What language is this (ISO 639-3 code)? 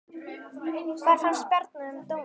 isl